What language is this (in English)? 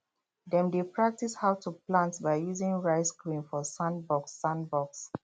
Nigerian Pidgin